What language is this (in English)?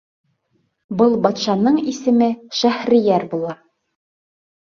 Bashkir